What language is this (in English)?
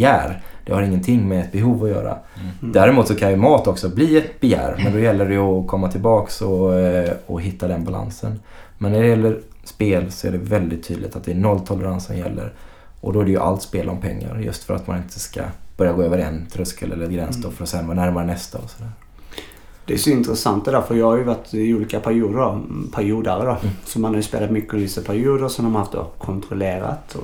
Swedish